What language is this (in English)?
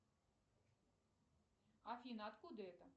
Russian